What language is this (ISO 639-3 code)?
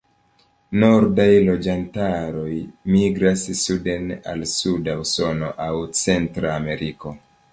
epo